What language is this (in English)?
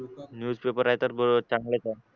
Marathi